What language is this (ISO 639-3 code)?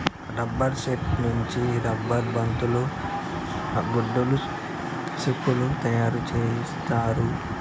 tel